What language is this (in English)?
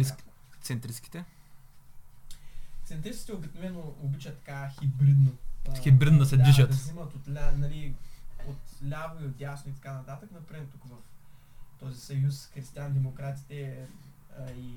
Bulgarian